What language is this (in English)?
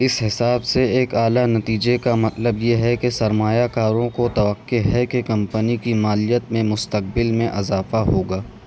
Urdu